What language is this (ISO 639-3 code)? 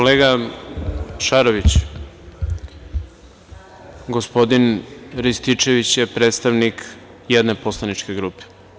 srp